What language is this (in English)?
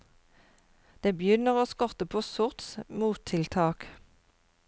Norwegian